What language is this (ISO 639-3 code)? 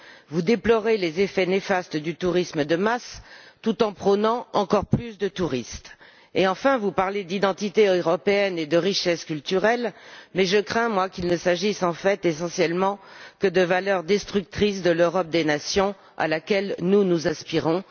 fra